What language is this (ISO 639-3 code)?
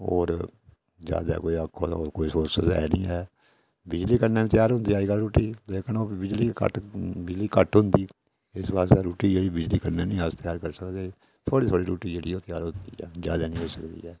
doi